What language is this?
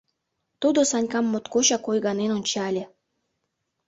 Mari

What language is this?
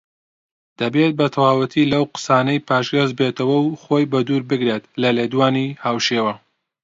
Central Kurdish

